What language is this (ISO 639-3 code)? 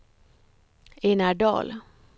swe